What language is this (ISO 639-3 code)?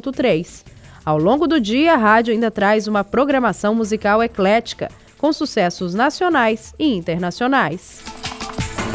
por